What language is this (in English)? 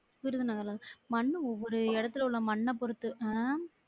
Tamil